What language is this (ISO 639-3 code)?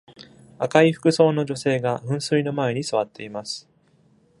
jpn